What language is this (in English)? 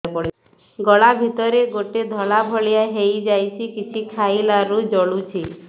Odia